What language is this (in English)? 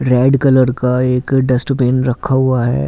Hindi